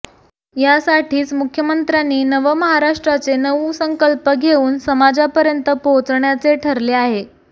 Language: Marathi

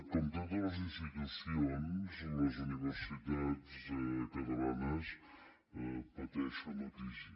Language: Catalan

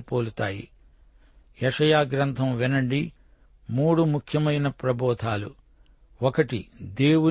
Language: Telugu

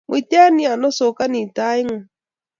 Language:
Kalenjin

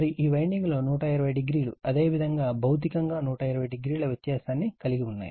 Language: Telugu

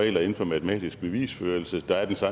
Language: Danish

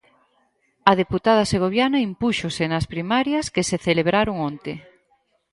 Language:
Galician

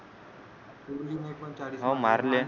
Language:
Marathi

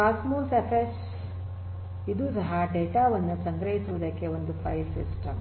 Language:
Kannada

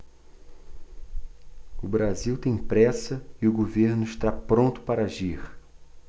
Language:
Portuguese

